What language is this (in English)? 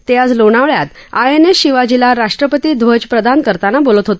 Marathi